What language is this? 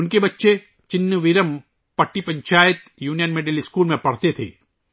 Urdu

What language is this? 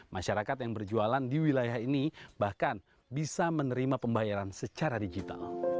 Indonesian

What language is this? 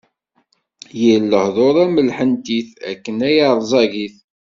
Kabyle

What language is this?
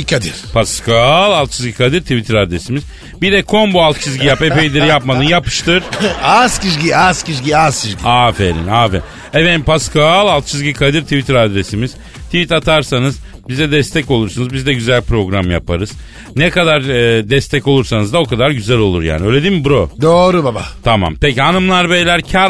Turkish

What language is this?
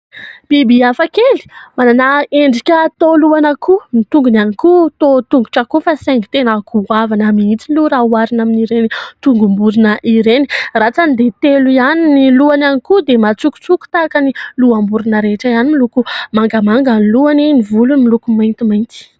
Malagasy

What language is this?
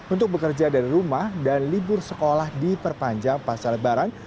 Indonesian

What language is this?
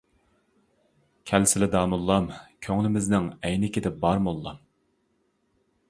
Uyghur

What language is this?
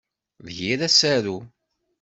Kabyle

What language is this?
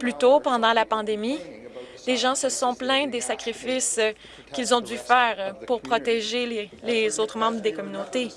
French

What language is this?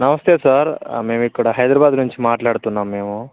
Telugu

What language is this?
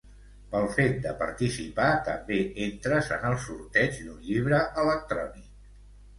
Catalan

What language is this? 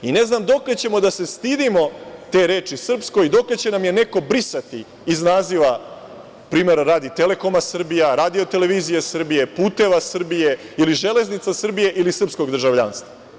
Serbian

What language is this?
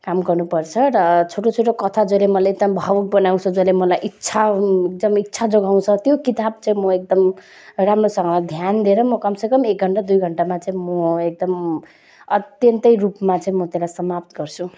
Nepali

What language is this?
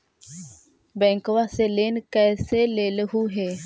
Magahi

